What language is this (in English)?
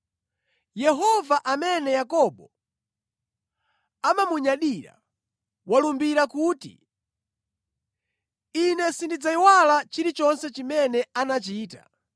Nyanja